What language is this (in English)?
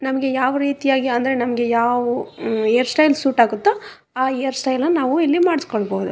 Kannada